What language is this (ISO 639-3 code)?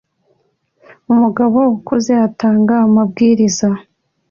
kin